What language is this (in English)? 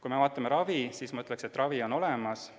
Estonian